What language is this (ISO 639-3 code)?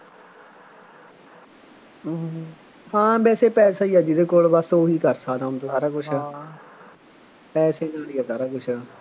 pan